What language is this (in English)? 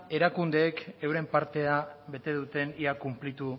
Basque